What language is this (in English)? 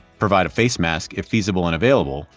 English